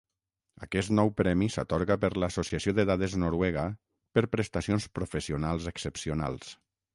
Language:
Catalan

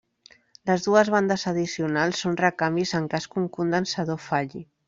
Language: Catalan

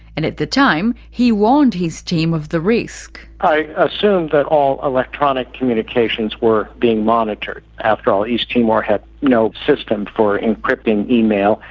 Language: English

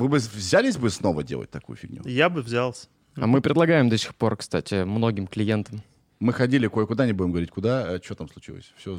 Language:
Russian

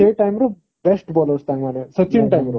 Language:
Odia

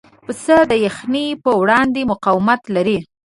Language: Pashto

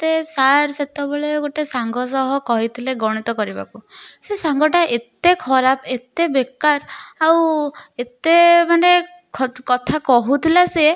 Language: Odia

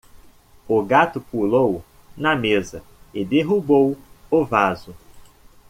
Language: Portuguese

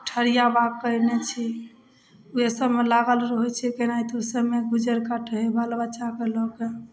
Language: Maithili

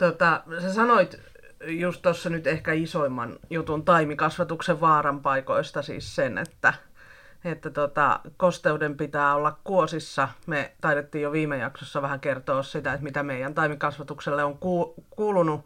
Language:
Finnish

